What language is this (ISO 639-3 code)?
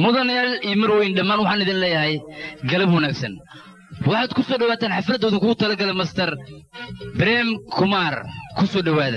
ara